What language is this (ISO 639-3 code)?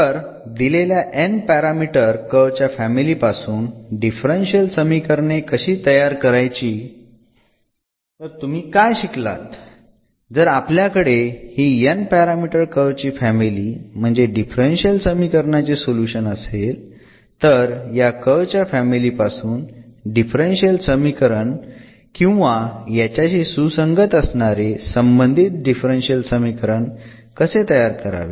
mar